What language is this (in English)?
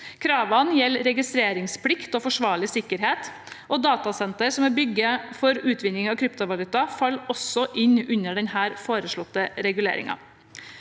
Norwegian